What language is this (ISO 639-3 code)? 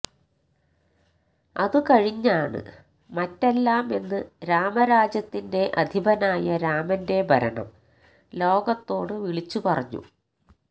mal